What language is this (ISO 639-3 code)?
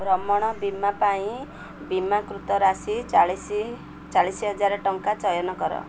ori